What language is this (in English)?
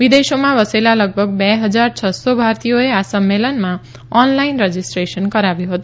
Gujarati